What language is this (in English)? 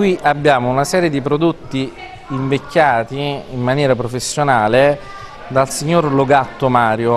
Italian